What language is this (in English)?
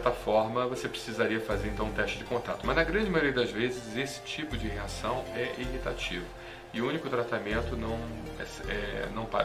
Portuguese